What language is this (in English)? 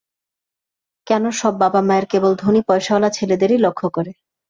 Bangla